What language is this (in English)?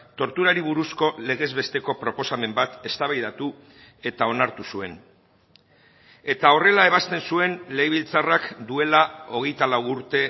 Basque